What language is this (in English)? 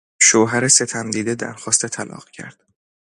Persian